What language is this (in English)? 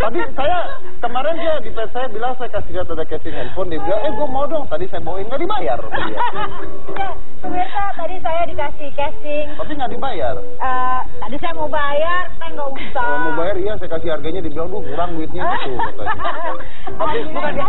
Indonesian